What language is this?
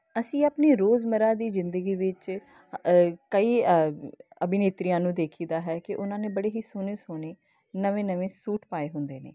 Punjabi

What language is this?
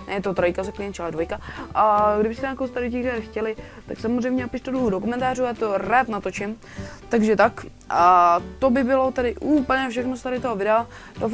Czech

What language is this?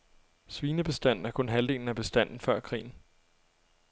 Danish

